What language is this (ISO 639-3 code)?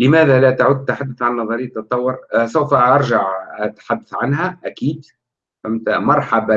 ara